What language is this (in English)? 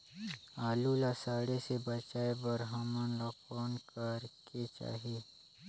Chhattisgarhi